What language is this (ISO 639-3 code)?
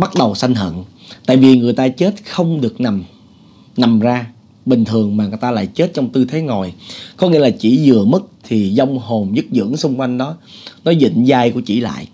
vie